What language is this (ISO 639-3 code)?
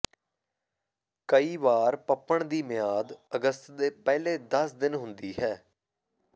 pan